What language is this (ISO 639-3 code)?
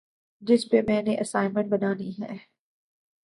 urd